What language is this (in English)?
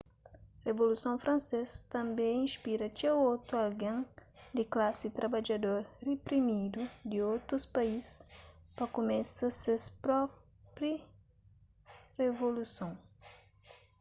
Kabuverdianu